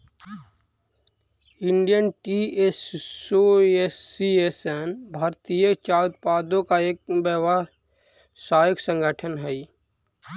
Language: Magahi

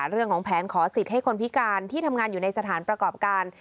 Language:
Thai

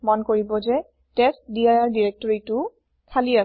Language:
Assamese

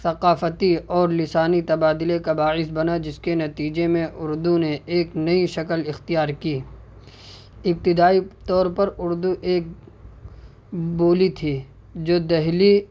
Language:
Urdu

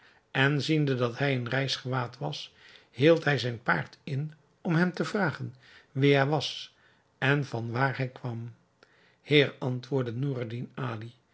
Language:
Dutch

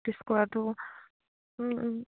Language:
Assamese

